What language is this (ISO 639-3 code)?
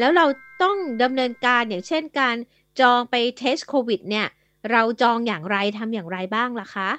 tha